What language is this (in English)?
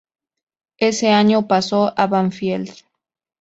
Spanish